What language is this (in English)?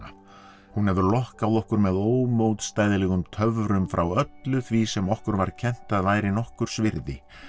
Icelandic